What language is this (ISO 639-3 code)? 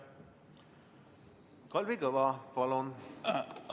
est